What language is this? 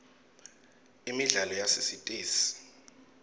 Swati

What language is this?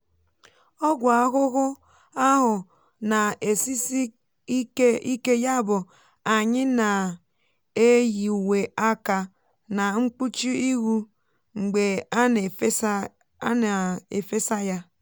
Igbo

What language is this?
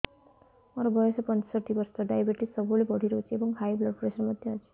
Odia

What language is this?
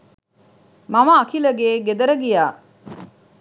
Sinhala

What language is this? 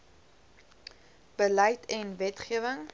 Afrikaans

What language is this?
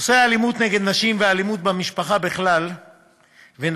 Hebrew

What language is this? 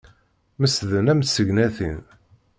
Kabyle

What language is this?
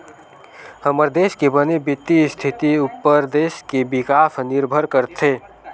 Chhattisgarhi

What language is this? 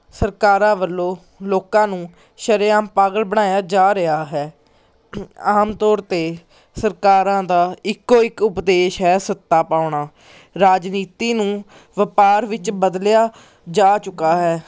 Punjabi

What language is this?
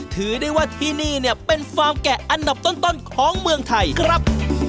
Thai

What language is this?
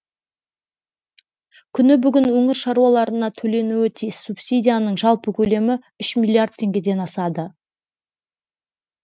Kazakh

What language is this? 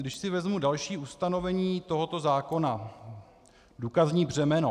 Czech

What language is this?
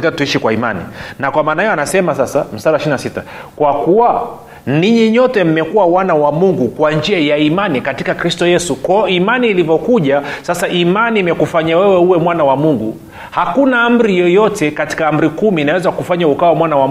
Swahili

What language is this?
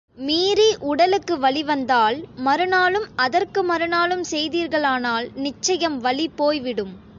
Tamil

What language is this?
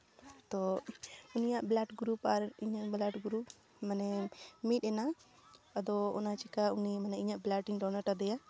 Santali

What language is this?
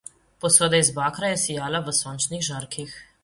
Slovenian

